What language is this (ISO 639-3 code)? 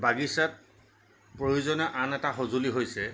asm